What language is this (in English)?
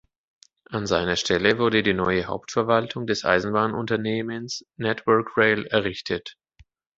German